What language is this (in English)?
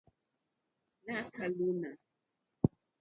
Mokpwe